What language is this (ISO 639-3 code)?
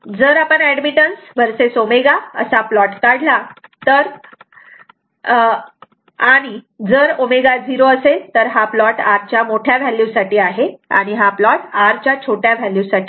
mar